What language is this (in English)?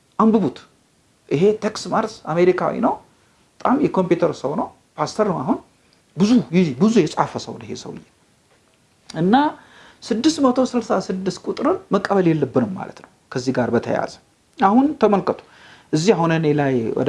English